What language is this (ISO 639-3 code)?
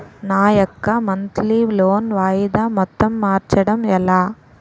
tel